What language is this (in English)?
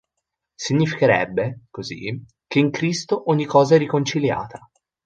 Italian